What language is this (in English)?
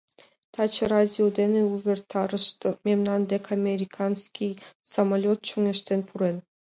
Mari